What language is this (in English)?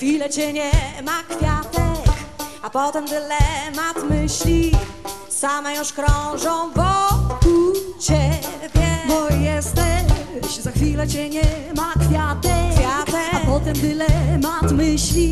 Polish